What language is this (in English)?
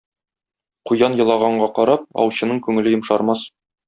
Tatar